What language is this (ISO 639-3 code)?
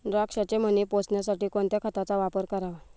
mar